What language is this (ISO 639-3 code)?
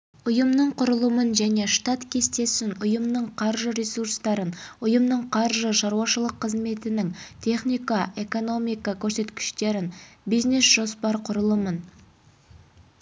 kaz